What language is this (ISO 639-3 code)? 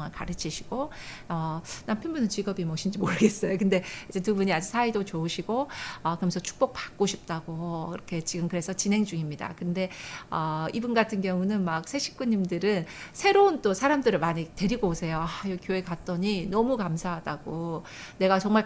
kor